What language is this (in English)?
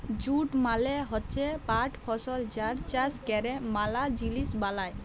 Bangla